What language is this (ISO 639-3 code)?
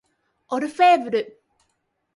jpn